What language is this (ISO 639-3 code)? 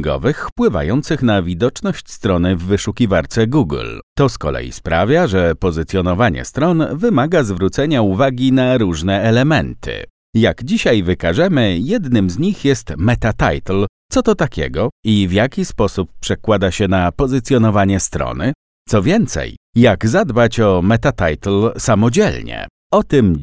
pol